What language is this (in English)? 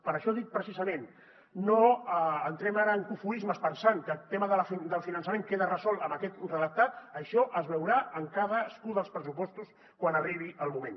Catalan